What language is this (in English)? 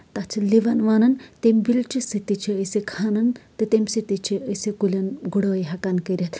Kashmiri